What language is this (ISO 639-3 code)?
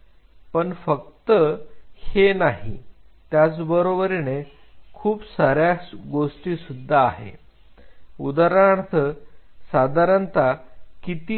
mar